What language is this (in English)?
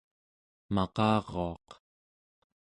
Central Yupik